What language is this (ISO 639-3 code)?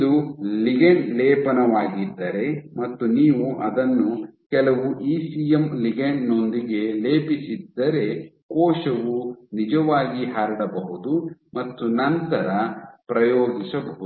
kan